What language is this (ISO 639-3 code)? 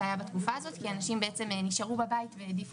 heb